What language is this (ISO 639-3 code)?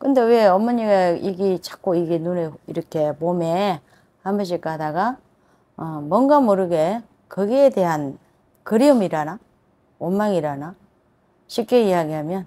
kor